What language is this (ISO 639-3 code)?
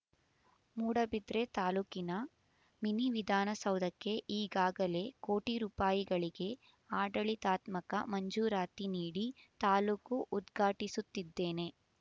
kan